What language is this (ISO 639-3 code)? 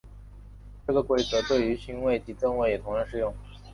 zho